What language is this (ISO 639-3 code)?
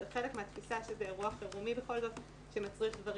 heb